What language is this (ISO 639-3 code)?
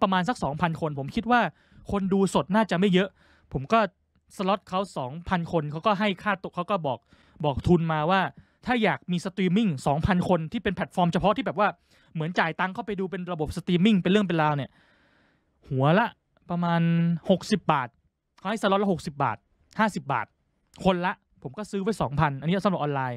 tha